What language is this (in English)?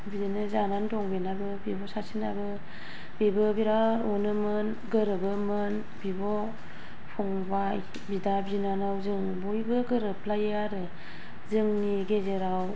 Bodo